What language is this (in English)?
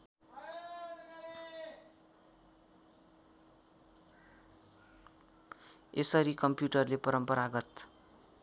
Nepali